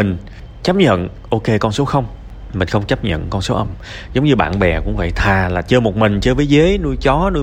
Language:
Vietnamese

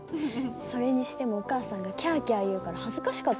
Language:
Japanese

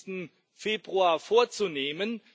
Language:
German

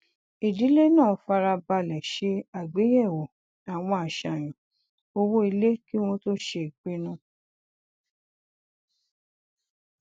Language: Yoruba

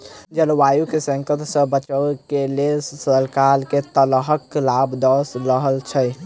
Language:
Maithili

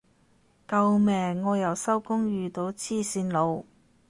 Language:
Cantonese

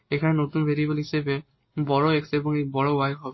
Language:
Bangla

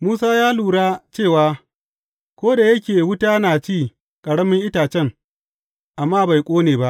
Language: Hausa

